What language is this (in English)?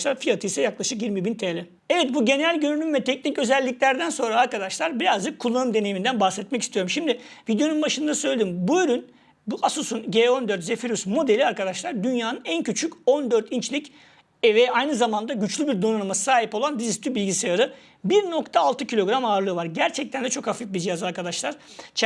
Turkish